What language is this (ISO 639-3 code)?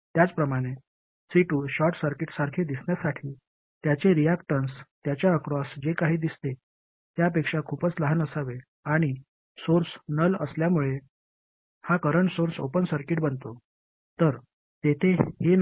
mar